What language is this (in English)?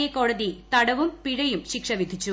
Malayalam